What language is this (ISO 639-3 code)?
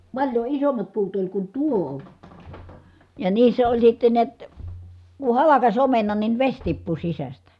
fin